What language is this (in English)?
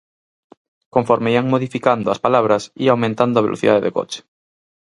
Galician